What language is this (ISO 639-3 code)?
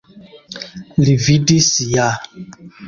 epo